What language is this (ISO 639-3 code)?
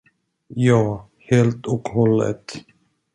swe